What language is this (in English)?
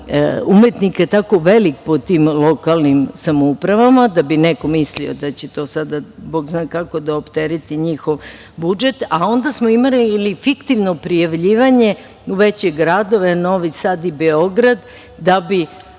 Serbian